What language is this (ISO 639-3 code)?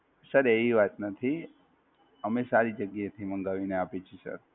guj